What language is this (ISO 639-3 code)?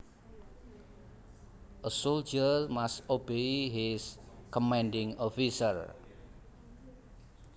jav